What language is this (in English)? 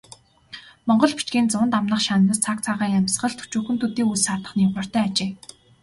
Mongolian